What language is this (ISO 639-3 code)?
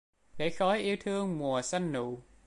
vie